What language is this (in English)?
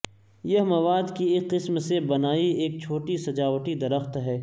Urdu